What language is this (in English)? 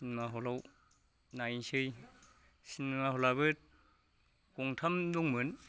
Bodo